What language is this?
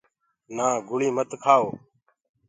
Gurgula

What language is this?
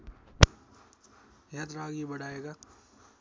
Nepali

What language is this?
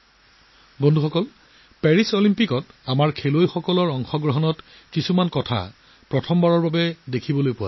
Assamese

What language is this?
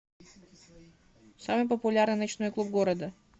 Russian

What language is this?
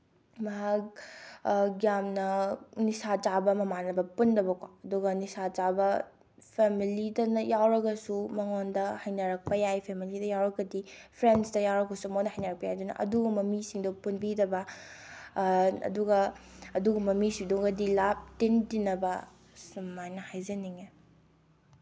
Manipuri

